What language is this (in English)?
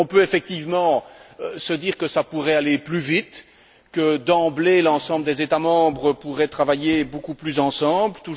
French